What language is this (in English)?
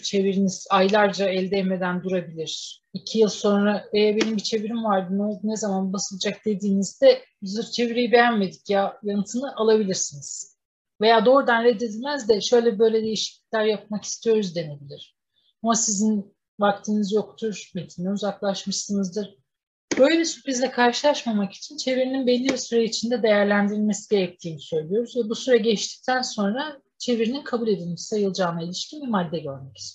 Turkish